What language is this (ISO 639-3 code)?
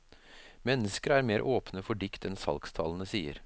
nor